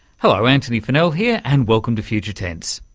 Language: English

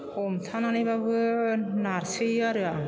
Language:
Bodo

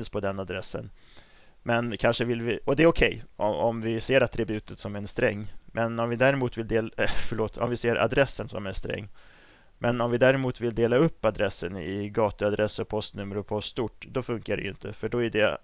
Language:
Swedish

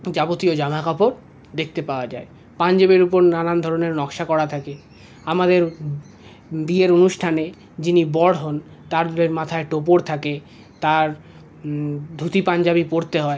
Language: Bangla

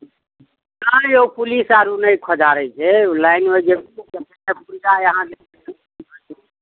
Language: Maithili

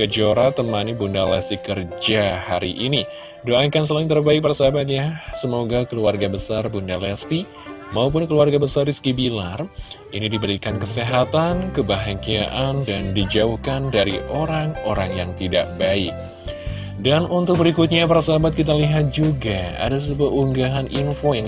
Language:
Indonesian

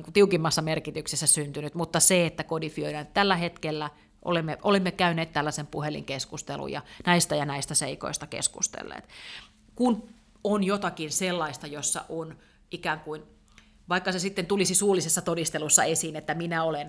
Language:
Finnish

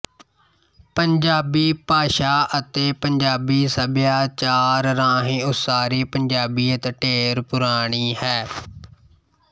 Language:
Punjabi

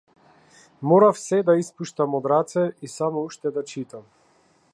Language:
Macedonian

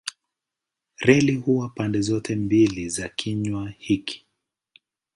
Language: Swahili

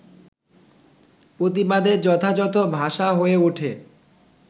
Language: Bangla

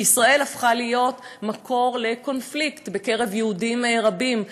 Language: Hebrew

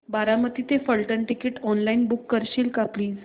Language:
Marathi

